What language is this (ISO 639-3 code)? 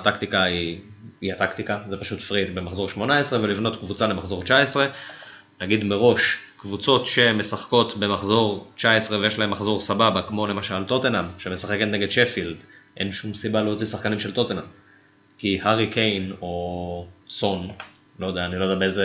heb